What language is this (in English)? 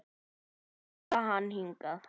Icelandic